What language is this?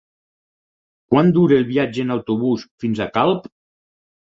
Catalan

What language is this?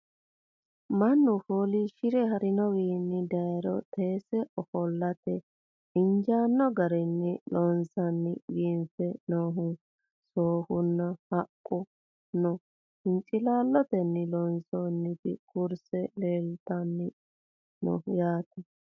Sidamo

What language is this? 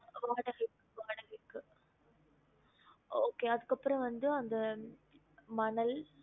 Tamil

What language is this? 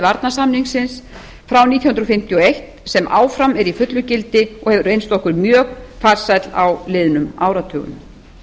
Icelandic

